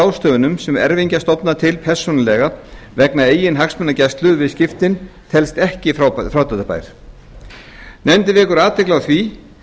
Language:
Icelandic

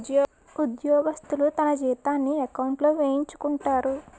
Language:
Telugu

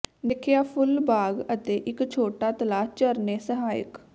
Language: Punjabi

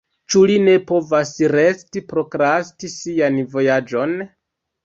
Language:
Esperanto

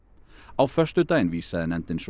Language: Icelandic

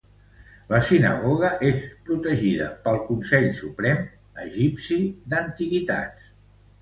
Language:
Catalan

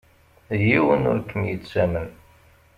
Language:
Kabyle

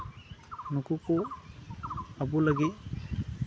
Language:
Santali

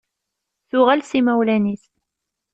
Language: Kabyle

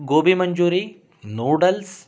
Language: Sanskrit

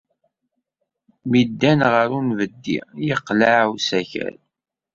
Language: Kabyle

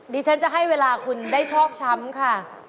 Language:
Thai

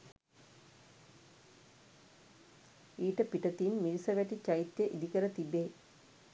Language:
Sinhala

